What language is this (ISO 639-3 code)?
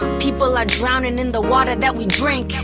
eng